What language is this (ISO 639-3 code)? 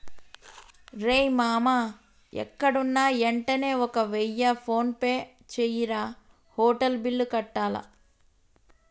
tel